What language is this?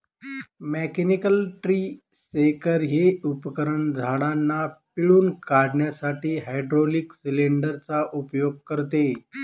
Marathi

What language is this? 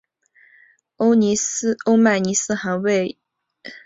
Chinese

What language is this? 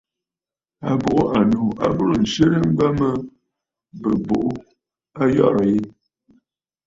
Bafut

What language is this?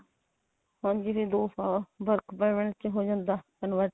Punjabi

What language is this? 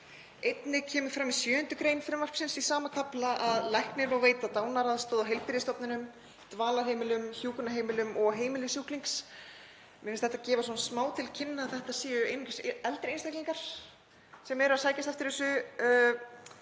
Icelandic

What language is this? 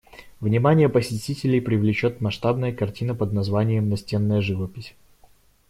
Russian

